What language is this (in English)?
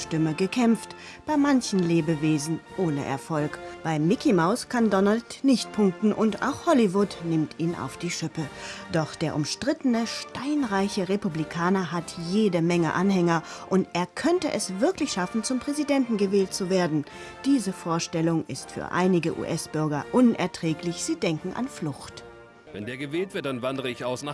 German